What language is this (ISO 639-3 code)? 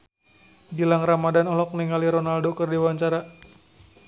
sun